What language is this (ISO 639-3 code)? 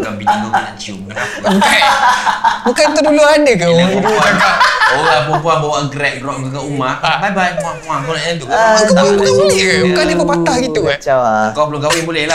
msa